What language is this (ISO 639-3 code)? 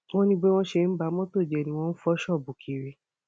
yor